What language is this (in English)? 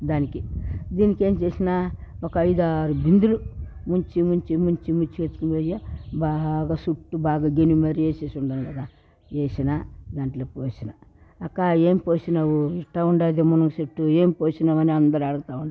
Telugu